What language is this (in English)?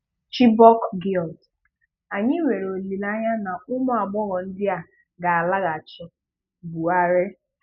Igbo